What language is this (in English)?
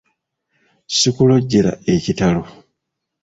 Ganda